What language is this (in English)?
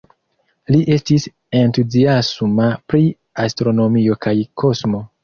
Esperanto